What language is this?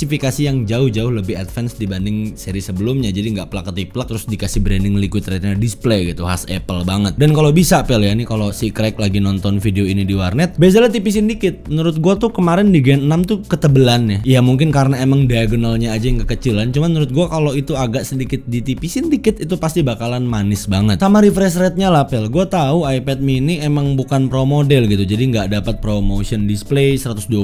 Indonesian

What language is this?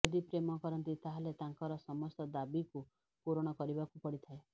Odia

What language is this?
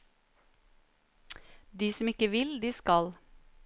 Norwegian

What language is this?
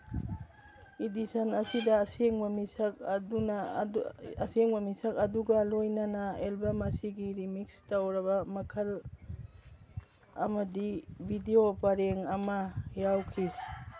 Manipuri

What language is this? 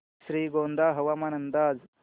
Marathi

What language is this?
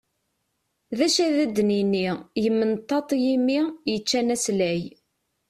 Kabyle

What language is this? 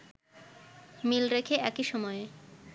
Bangla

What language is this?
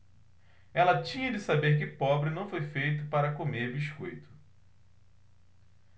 Portuguese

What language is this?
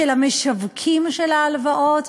Hebrew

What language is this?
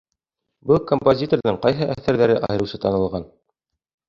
Bashkir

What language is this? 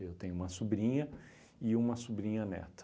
Portuguese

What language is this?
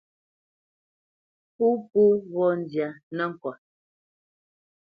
Bamenyam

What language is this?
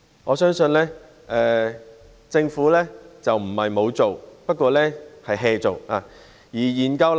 Cantonese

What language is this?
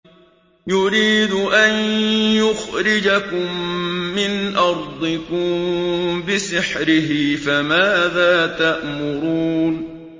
Arabic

